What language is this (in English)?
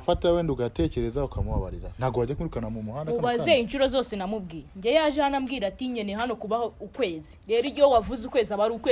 Romanian